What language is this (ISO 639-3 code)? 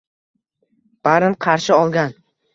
uzb